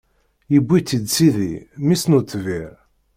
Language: Kabyle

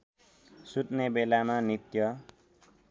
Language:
Nepali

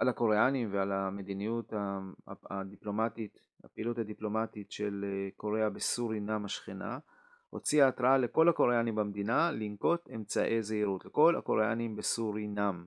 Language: Hebrew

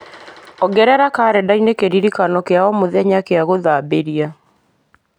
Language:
Kikuyu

